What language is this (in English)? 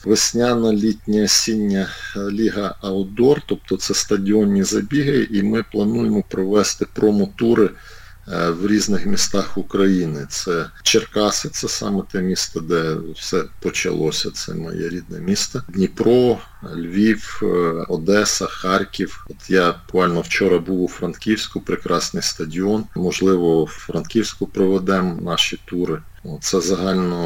Ukrainian